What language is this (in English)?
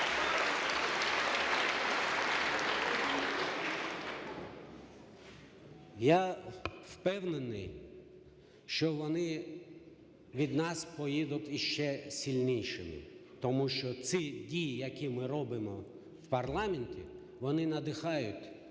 Ukrainian